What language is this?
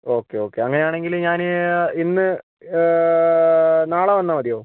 Malayalam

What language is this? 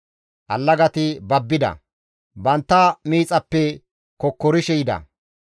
Gamo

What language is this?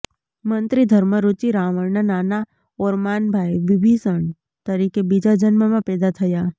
Gujarati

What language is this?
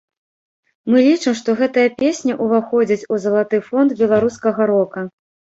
Belarusian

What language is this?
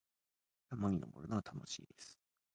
Japanese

